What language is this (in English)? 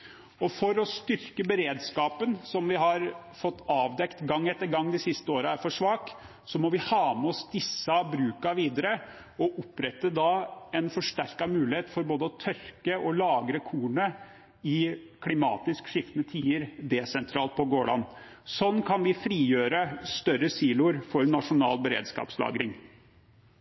Norwegian Bokmål